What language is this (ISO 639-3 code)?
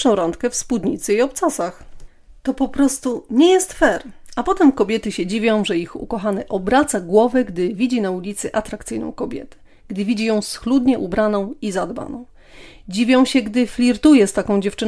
pol